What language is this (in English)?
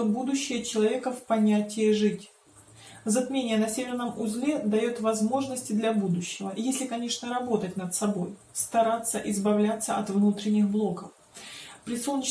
Russian